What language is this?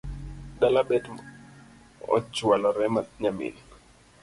Luo (Kenya and Tanzania)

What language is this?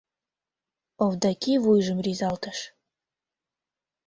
Mari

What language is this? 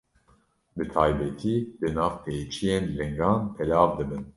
Kurdish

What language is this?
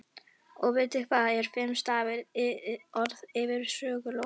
Icelandic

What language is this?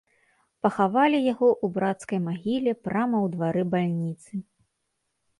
Belarusian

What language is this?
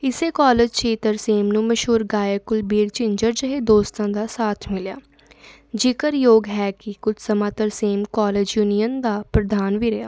Punjabi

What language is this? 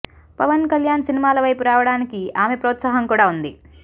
Telugu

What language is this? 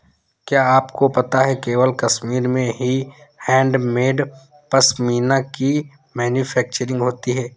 Hindi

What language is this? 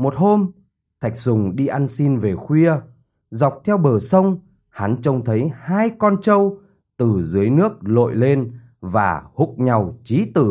Vietnamese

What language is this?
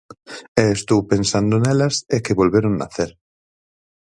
Galician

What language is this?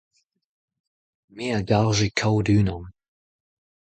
Breton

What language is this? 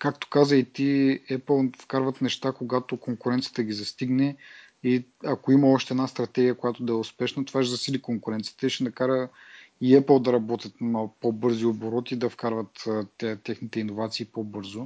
Bulgarian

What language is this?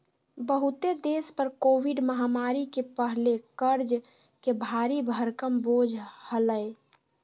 Magahi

